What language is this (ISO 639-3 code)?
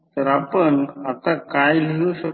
mar